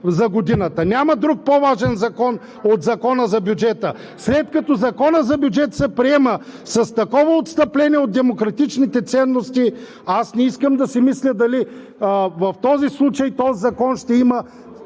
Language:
Bulgarian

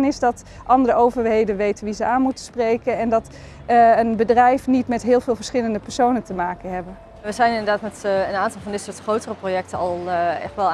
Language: Dutch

